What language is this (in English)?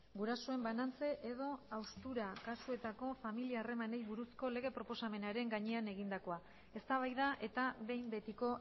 Basque